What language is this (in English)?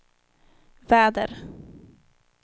Swedish